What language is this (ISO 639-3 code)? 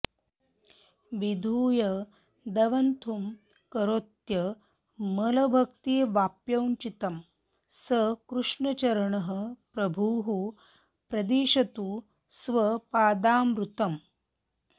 san